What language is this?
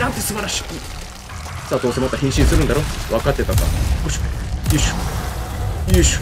Japanese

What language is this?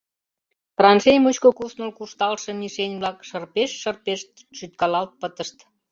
Mari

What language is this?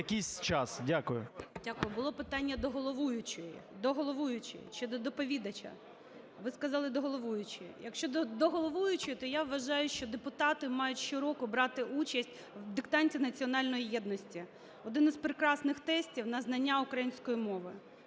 Ukrainian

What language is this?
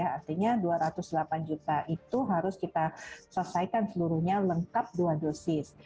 Indonesian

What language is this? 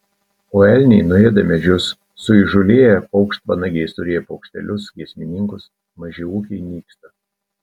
Lithuanian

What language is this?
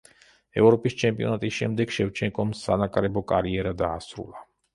Georgian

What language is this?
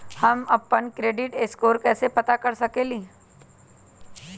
Magahi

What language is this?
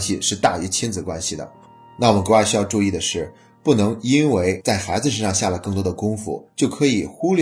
Chinese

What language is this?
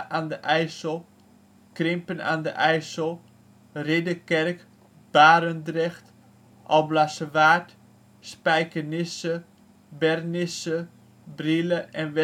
Dutch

